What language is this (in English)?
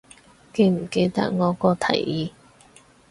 Cantonese